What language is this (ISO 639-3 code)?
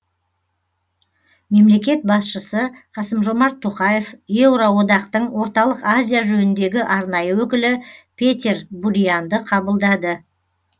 kaz